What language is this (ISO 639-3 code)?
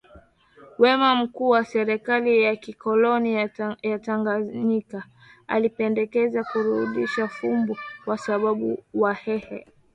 swa